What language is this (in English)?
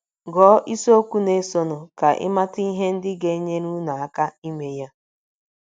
Igbo